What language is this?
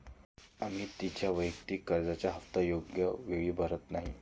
Marathi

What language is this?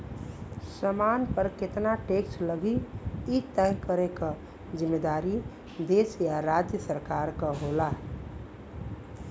Bhojpuri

